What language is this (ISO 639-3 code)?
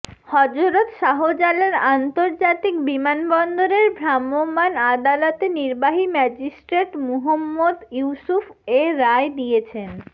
ben